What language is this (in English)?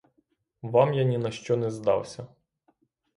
Ukrainian